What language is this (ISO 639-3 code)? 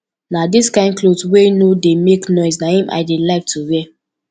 pcm